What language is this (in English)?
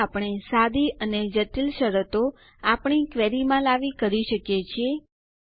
Gujarati